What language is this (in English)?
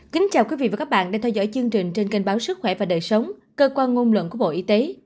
Vietnamese